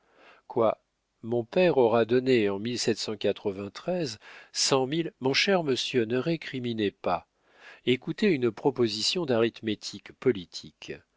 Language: French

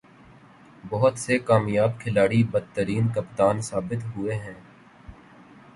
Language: Urdu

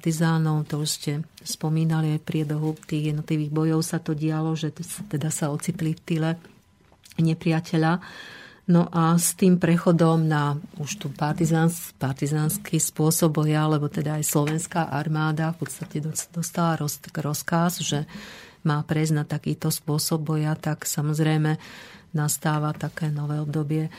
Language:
Slovak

